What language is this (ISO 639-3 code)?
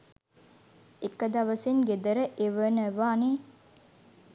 sin